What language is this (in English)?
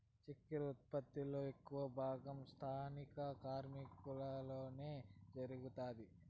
Telugu